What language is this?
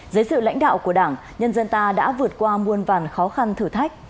Vietnamese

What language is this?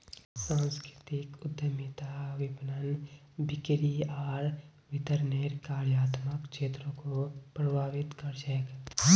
Magahi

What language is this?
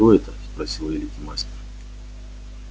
Russian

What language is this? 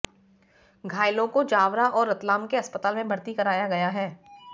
Hindi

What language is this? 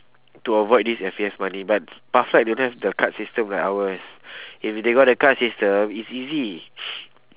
English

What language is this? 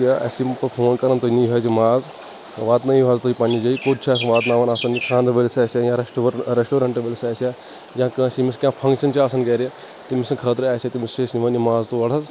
Kashmiri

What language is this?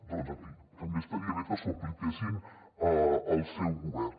Catalan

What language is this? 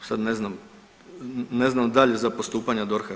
Croatian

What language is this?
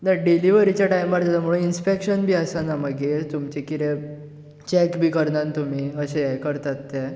Konkani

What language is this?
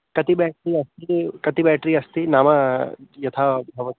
Sanskrit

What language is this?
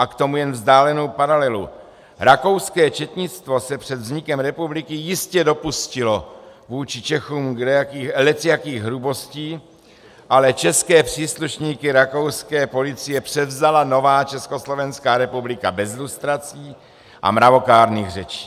Czech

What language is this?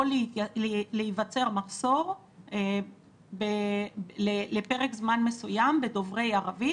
Hebrew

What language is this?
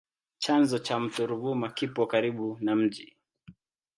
Swahili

